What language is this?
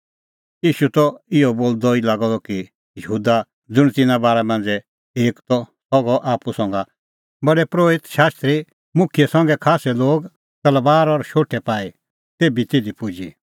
Kullu Pahari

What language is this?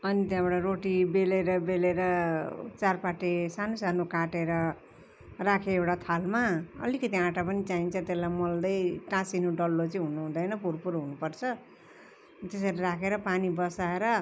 Nepali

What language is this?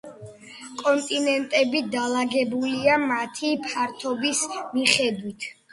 Georgian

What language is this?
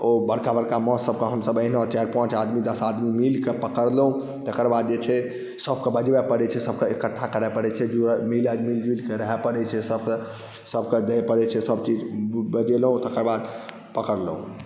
Maithili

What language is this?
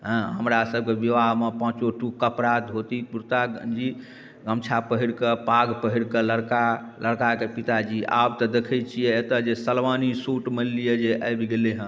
Maithili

